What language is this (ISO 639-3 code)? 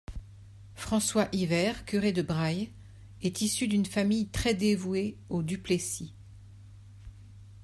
fra